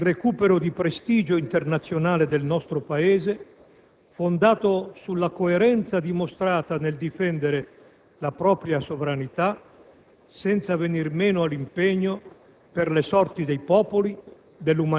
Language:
Italian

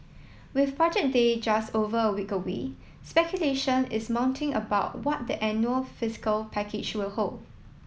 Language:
English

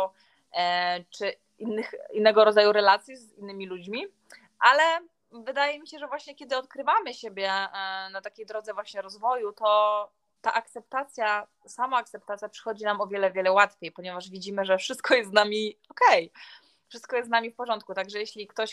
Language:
Polish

